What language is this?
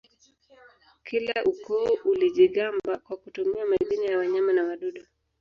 Swahili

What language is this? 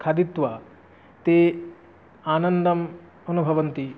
Sanskrit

